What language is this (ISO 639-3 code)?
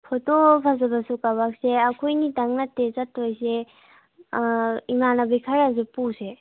mni